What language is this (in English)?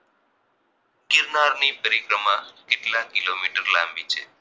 Gujarati